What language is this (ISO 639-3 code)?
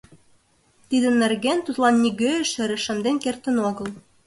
chm